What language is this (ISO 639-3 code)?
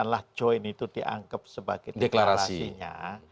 ind